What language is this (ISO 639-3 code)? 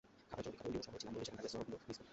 ben